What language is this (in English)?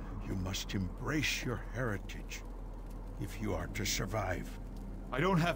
German